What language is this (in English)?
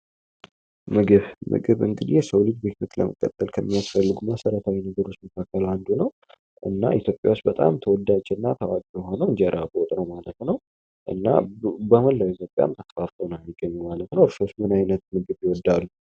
Amharic